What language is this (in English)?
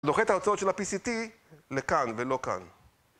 Hebrew